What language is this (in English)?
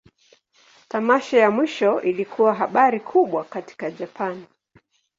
Swahili